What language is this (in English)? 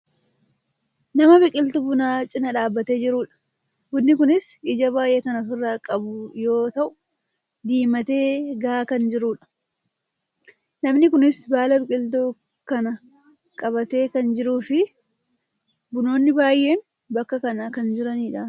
Oromo